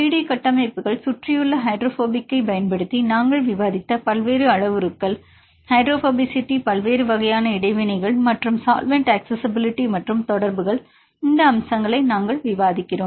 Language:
Tamil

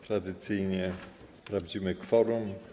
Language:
Polish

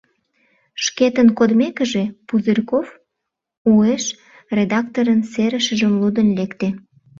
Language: Mari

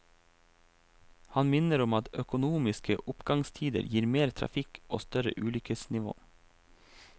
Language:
Norwegian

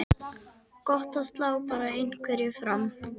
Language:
Icelandic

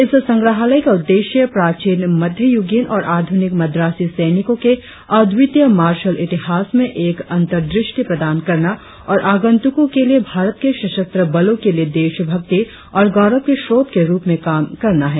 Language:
Hindi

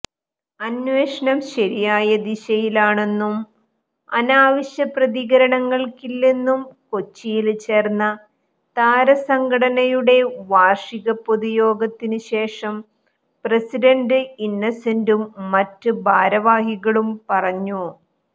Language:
Malayalam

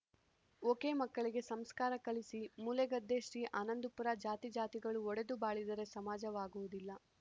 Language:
Kannada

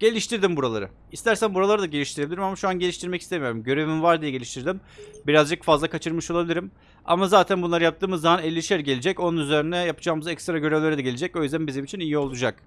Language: Turkish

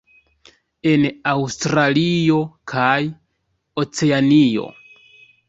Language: Esperanto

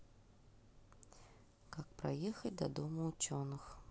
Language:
Russian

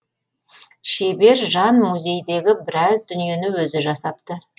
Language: Kazakh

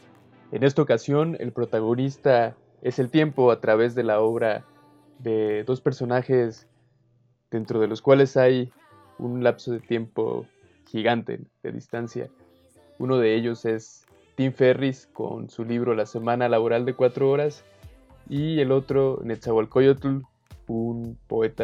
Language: Spanish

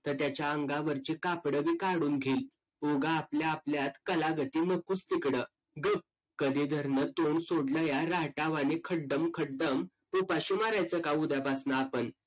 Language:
Marathi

